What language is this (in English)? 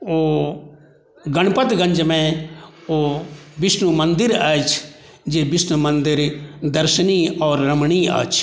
Maithili